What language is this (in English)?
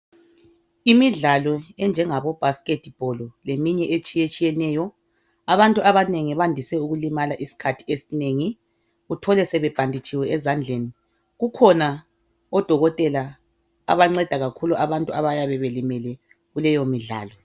North Ndebele